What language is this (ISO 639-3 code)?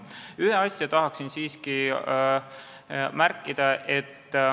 est